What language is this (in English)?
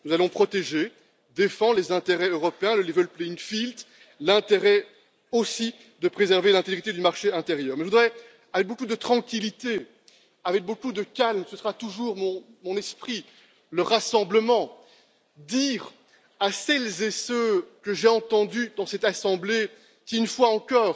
French